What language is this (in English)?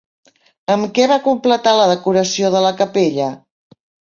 Catalan